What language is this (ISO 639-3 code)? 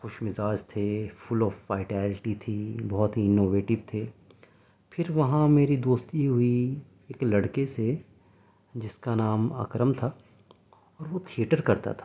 urd